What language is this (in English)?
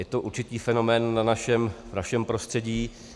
Czech